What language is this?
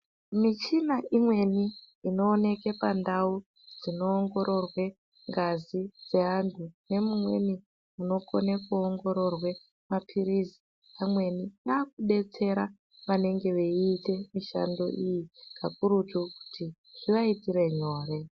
Ndau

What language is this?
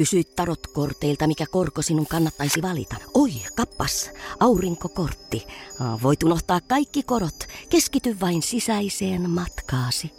Finnish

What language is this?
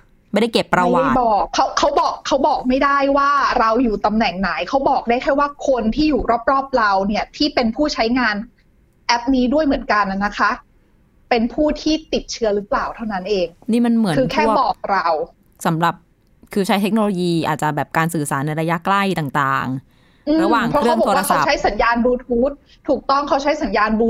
Thai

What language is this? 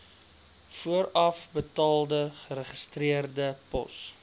Afrikaans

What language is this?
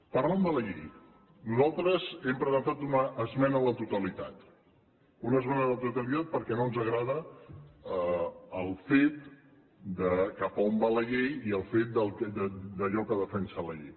Catalan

